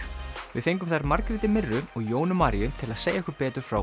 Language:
Icelandic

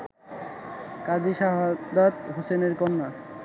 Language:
Bangla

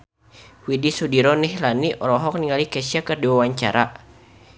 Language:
Sundanese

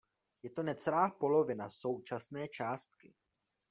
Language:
Czech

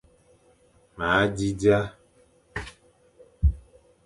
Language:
Fang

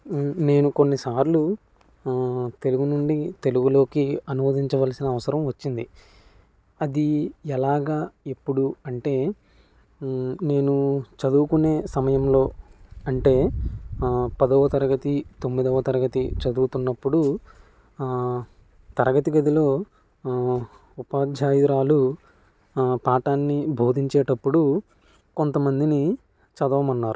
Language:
Telugu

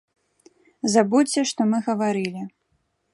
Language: Belarusian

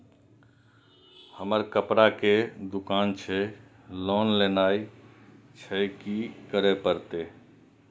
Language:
Maithili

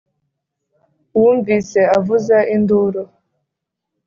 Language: Kinyarwanda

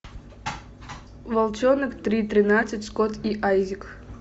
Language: Russian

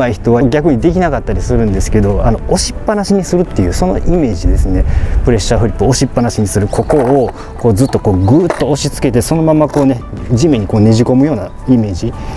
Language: Japanese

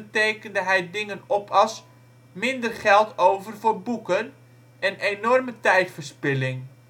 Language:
Dutch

